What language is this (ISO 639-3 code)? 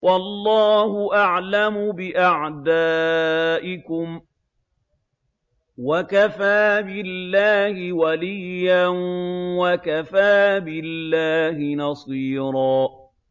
ara